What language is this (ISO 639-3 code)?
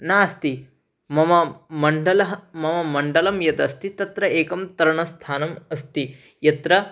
san